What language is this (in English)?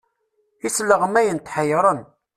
Kabyle